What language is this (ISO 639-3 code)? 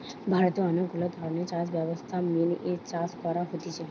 ben